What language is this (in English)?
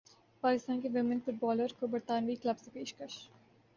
Urdu